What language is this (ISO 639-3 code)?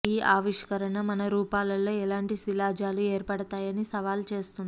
tel